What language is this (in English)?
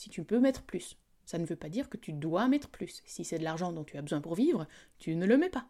French